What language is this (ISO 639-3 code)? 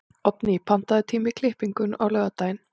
isl